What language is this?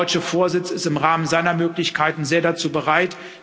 German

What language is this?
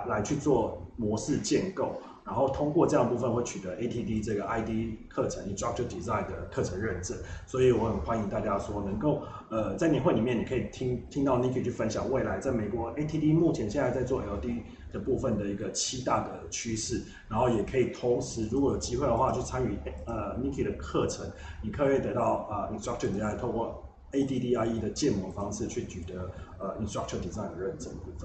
Chinese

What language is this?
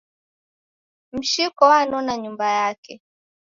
Taita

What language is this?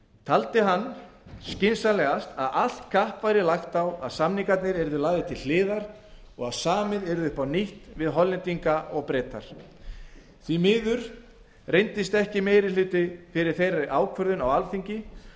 Icelandic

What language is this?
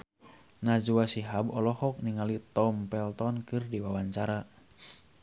Sundanese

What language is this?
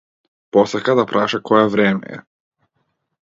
Macedonian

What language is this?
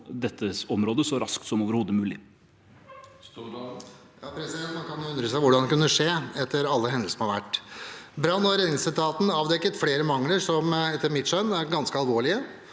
Norwegian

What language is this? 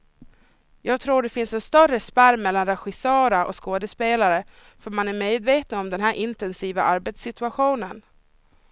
Swedish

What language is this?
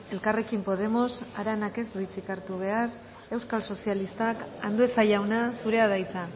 Basque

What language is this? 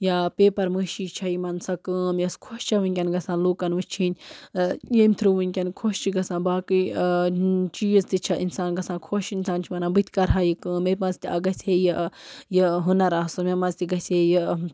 Kashmiri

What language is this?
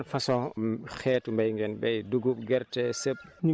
Wolof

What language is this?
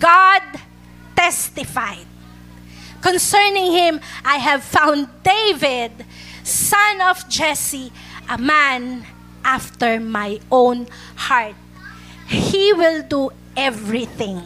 Filipino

